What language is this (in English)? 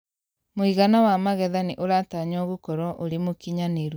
Kikuyu